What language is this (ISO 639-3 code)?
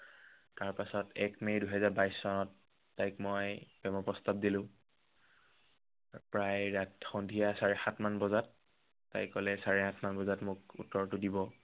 asm